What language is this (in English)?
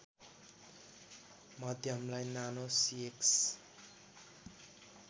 Nepali